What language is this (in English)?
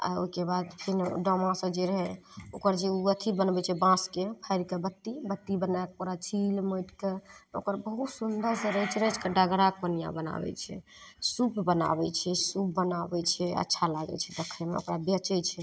Maithili